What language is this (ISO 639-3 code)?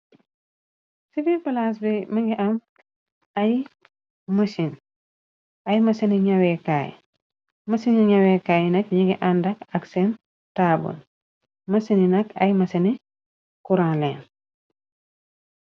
wol